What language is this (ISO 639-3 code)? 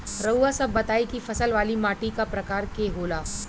bho